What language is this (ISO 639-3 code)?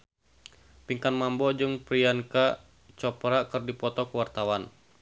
sun